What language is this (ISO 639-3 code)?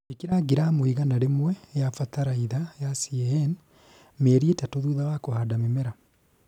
kik